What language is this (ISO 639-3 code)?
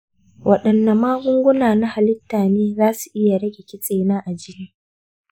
hau